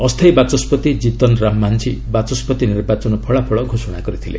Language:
Odia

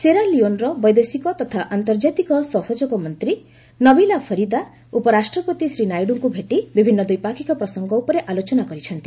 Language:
Odia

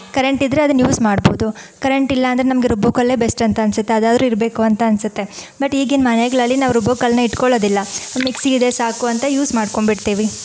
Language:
Kannada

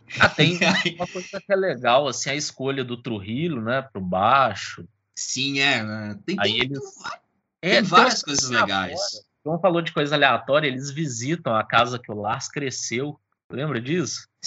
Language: Portuguese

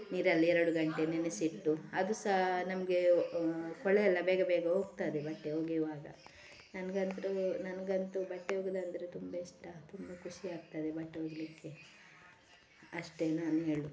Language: Kannada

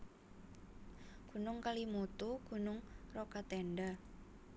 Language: Javanese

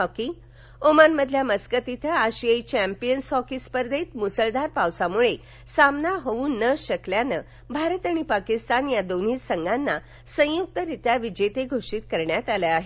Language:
Marathi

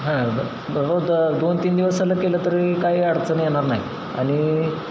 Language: Marathi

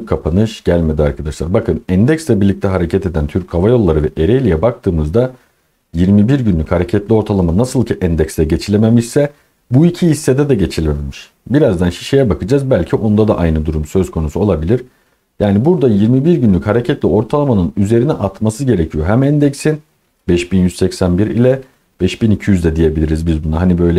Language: Turkish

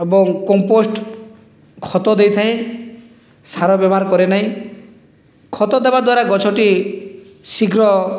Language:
Odia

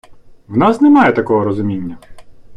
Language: Ukrainian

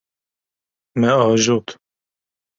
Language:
Kurdish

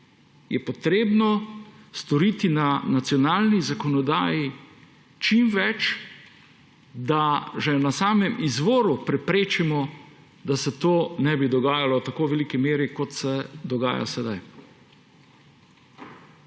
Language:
Slovenian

